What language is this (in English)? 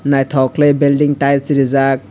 Kok Borok